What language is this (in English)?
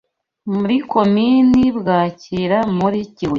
Kinyarwanda